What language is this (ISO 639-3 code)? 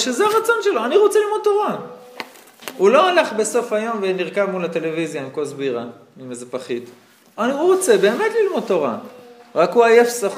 heb